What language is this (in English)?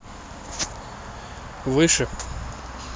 Russian